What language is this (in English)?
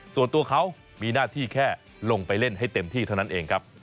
Thai